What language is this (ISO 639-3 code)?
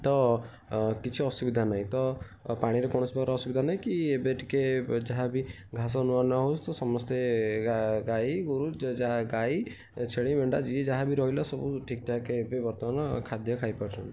ori